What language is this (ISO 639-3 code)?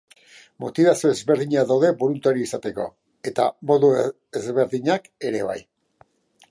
eus